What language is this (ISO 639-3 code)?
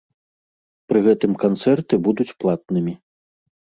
bel